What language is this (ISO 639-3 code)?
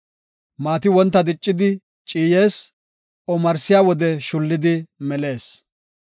gof